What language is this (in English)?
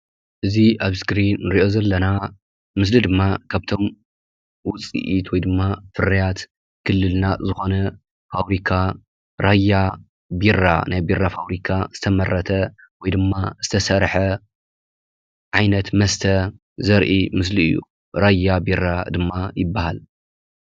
Tigrinya